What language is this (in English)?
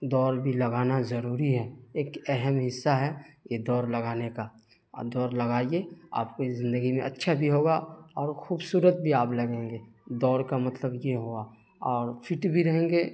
Urdu